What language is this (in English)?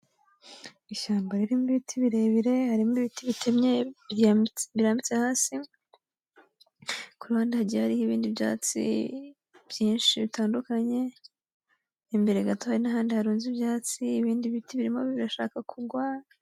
Kinyarwanda